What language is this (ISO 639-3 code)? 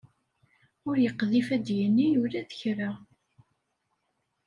kab